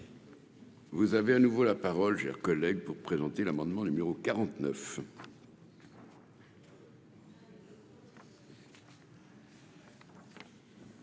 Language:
French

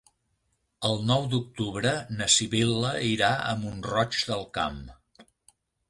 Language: Catalan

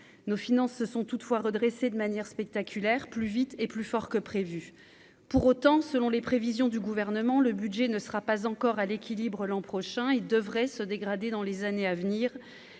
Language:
French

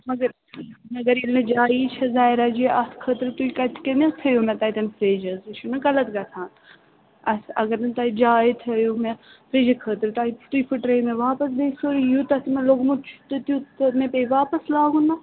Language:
Kashmiri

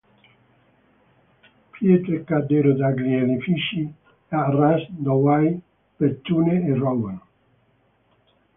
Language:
Italian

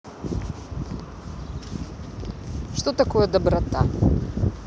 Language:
Russian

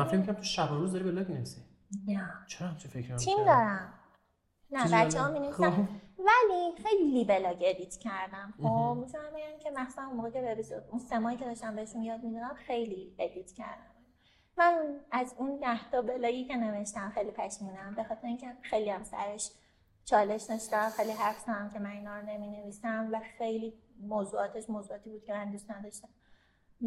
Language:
Persian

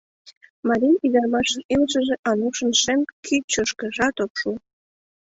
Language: Mari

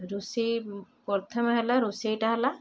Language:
Odia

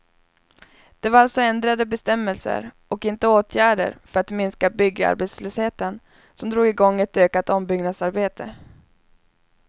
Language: Swedish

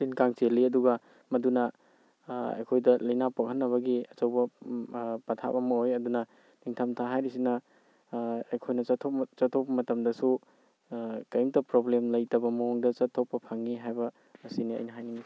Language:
Manipuri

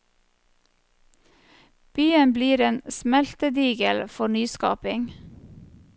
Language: Norwegian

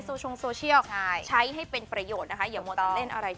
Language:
Thai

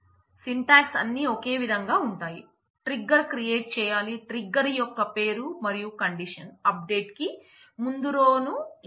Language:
Telugu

